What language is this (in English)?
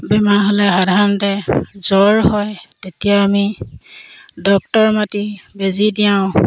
Assamese